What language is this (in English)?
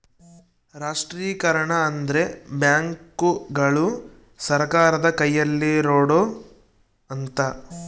Kannada